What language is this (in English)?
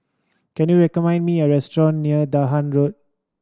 English